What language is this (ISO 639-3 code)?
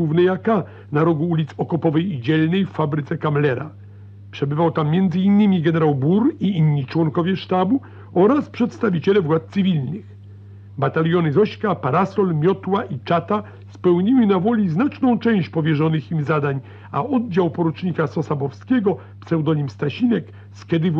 pol